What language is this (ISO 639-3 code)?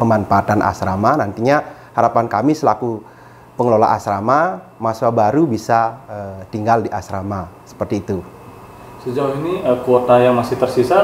ind